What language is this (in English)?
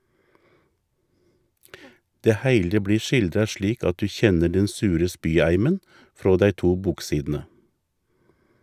Norwegian